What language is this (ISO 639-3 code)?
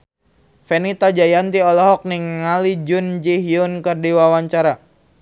sun